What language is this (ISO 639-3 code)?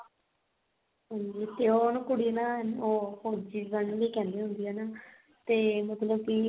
pan